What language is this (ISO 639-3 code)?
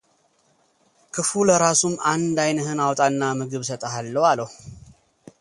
amh